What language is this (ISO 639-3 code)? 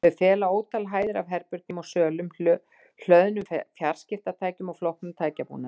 isl